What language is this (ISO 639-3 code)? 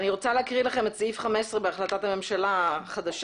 heb